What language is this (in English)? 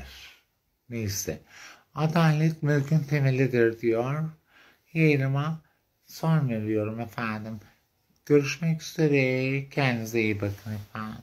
Turkish